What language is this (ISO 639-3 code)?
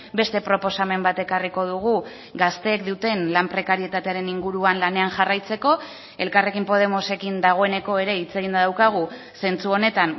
eus